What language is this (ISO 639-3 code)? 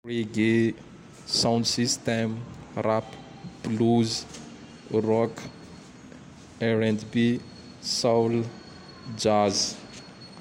tdx